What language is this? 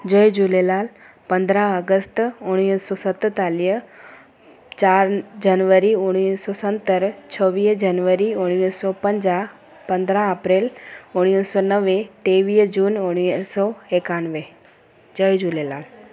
Sindhi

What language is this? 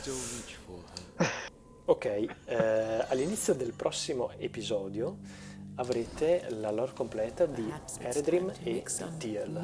Italian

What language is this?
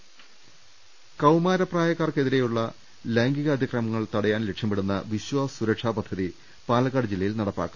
Malayalam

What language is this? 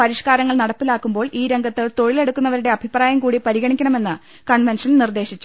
Malayalam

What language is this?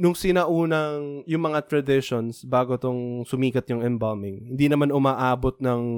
Filipino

